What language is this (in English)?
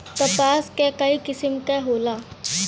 Bhojpuri